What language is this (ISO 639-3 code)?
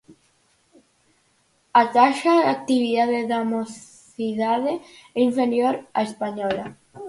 glg